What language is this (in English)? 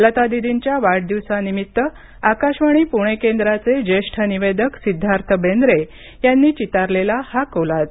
Marathi